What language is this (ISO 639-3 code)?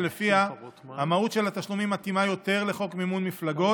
heb